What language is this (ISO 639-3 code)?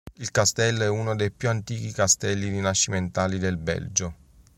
ita